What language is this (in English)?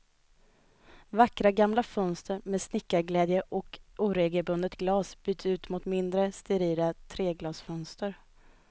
Swedish